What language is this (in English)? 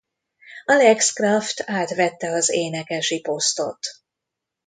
Hungarian